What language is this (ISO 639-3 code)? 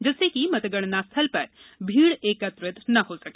hin